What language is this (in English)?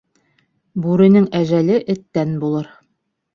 Bashkir